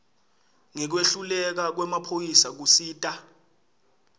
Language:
Swati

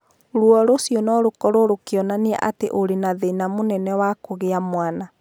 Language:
Kikuyu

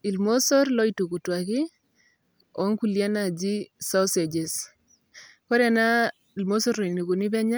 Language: Masai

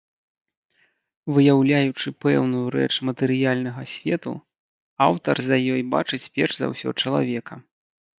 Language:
Belarusian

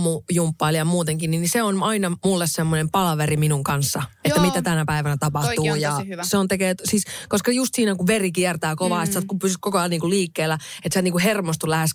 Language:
Finnish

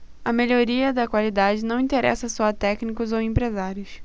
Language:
Portuguese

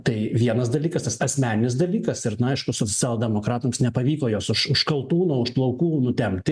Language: Lithuanian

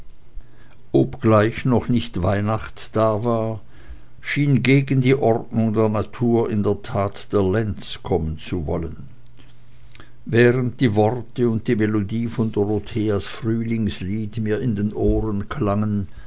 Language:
German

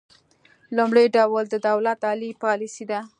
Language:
Pashto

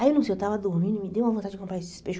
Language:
Portuguese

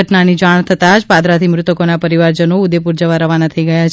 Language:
Gujarati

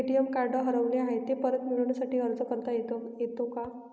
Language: Marathi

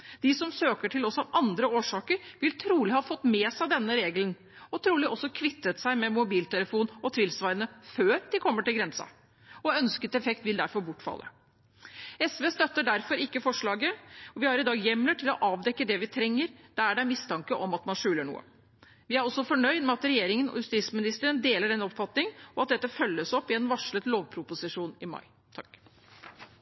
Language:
Norwegian Bokmål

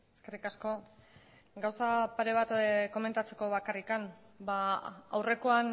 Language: Basque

